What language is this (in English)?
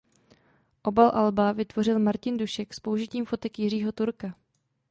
Czech